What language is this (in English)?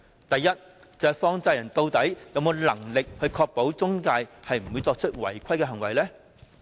Cantonese